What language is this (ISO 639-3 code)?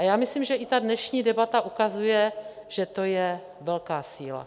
ces